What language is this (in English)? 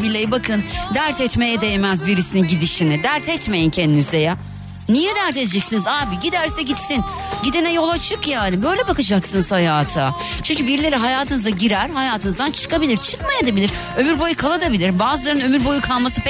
Turkish